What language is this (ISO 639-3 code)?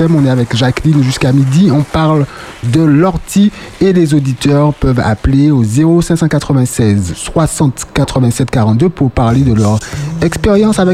fra